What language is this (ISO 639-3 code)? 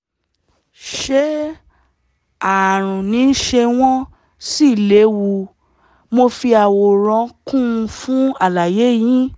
yor